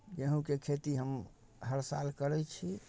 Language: Maithili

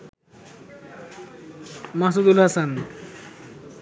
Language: Bangla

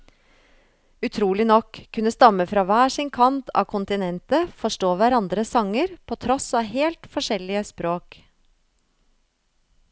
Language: Norwegian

